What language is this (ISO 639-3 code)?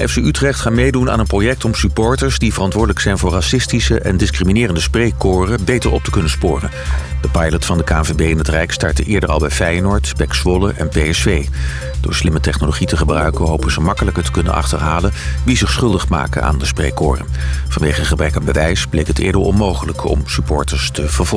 nld